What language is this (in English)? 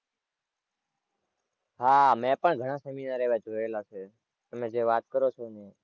Gujarati